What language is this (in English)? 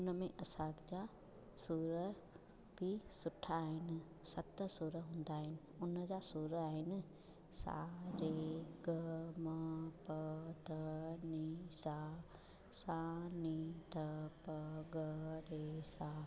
Sindhi